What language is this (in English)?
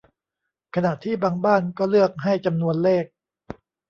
Thai